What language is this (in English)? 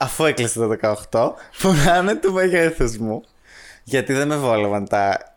Greek